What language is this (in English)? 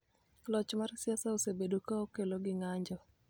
Luo (Kenya and Tanzania)